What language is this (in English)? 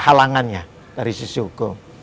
Indonesian